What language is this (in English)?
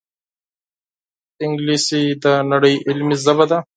Pashto